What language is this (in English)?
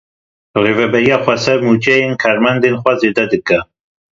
Kurdish